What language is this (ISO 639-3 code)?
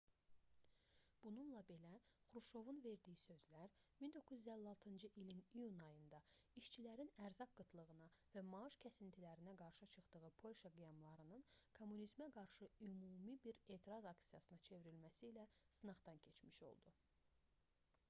aze